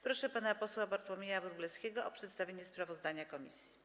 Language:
Polish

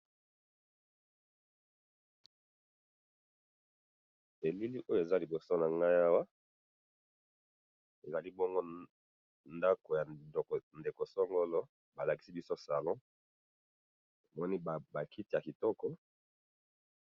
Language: Lingala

